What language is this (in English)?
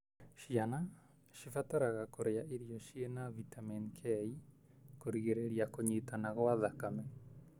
Kikuyu